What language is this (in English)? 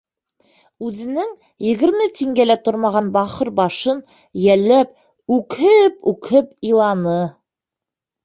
Bashkir